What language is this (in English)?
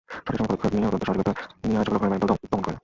Bangla